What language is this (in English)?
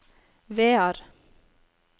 Norwegian